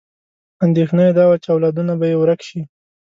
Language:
Pashto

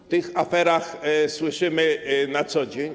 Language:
Polish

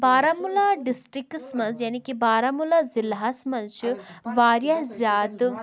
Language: Kashmiri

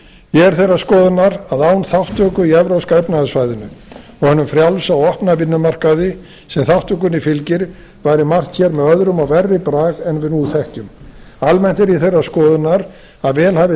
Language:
Icelandic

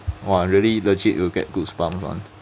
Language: English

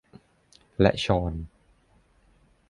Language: Thai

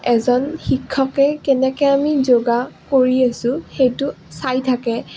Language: Assamese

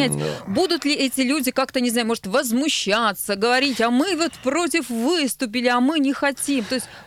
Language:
Russian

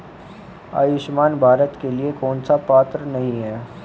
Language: Hindi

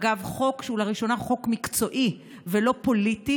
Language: Hebrew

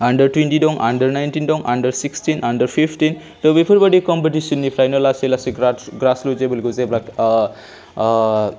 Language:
Bodo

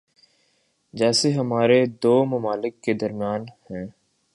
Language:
Urdu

